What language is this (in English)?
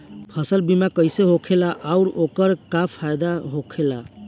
Bhojpuri